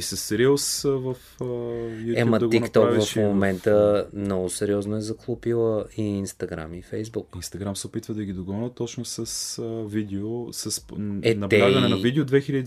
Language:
Bulgarian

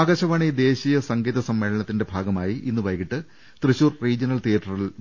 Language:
Malayalam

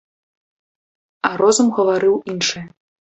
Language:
Belarusian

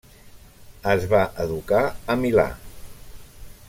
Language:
Catalan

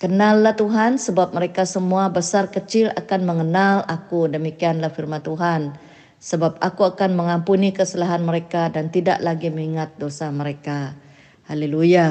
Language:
Malay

